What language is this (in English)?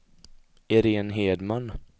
Swedish